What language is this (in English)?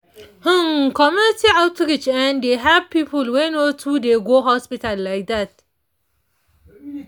Nigerian Pidgin